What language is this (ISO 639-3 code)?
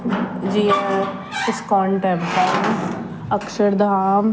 snd